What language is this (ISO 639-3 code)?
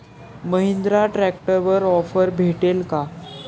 mar